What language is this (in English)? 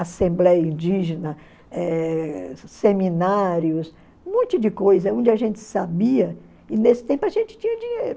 Portuguese